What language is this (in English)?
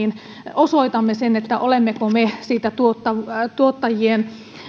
Finnish